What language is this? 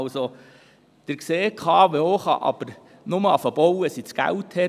Swiss German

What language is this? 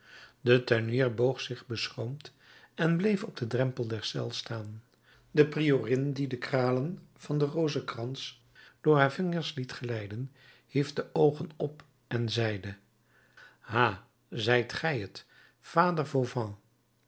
Dutch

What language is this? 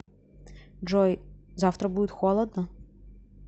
Russian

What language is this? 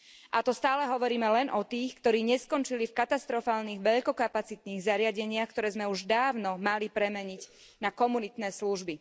Slovak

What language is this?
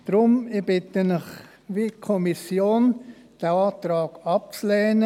Swiss German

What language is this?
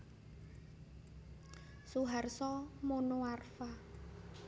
Javanese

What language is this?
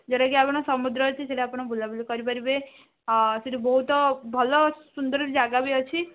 Odia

